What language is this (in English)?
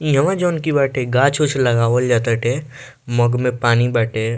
Bhojpuri